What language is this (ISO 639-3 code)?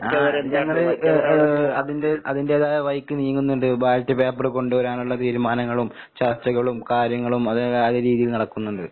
mal